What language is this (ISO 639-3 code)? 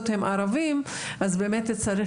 heb